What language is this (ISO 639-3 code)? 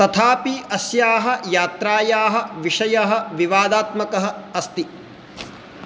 san